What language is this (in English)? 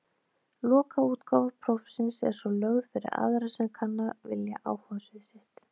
Icelandic